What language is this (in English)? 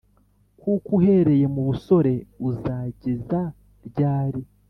Kinyarwanda